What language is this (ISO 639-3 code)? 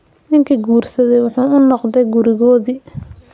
som